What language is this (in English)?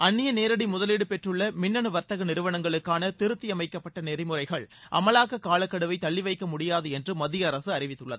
Tamil